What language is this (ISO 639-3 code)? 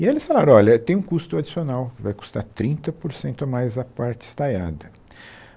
por